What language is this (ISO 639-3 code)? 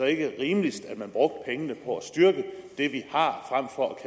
dan